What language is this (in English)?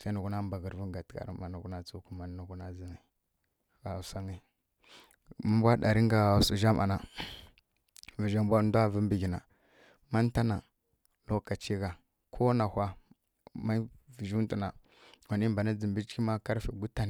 Kirya-Konzəl